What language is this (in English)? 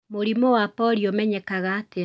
Kikuyu